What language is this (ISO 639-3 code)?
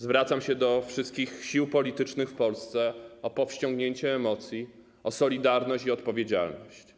pol